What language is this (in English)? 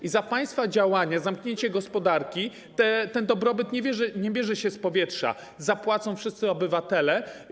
Polish